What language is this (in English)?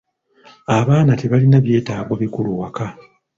Ganda